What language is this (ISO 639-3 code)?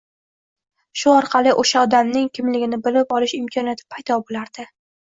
uzb